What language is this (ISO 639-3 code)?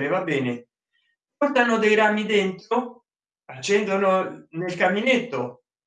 ita